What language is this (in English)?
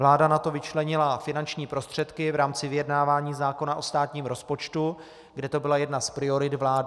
Czech